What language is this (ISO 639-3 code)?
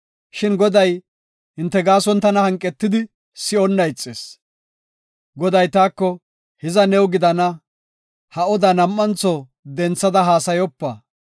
gof